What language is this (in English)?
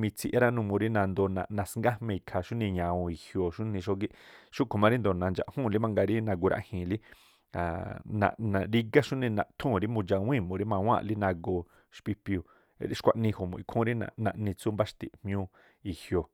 Tlacoapa Me'phaa